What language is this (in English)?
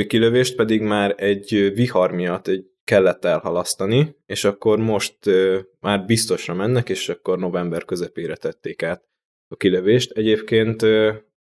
Hungarian